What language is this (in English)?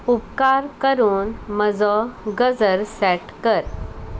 Konkani